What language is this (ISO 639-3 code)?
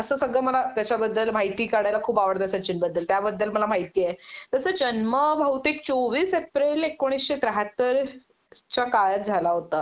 mar